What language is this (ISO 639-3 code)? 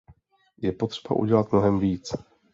ces